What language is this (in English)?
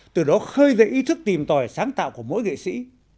Vietnamese